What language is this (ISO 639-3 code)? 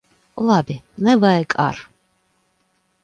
lav